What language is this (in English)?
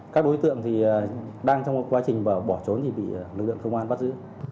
Vietnamese